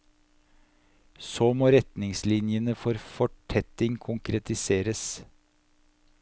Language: Norwegian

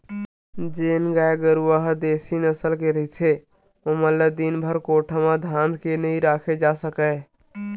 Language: Chhattisgarhi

